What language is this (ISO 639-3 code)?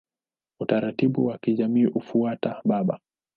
swa